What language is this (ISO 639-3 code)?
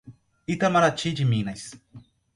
por